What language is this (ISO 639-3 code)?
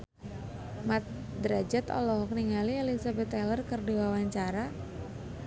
sun